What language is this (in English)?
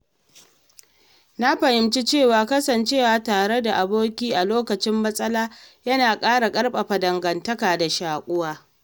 Hausa